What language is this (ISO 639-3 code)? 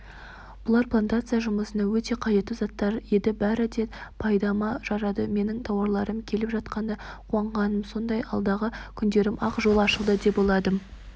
kaz